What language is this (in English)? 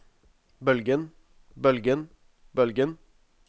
Norwegian